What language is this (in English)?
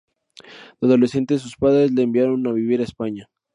Spanish